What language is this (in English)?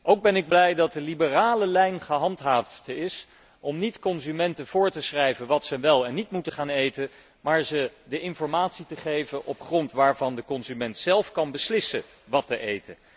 Dutch